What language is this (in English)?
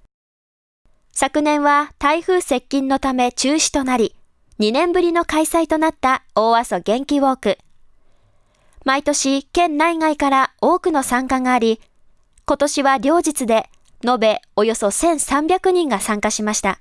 Japanese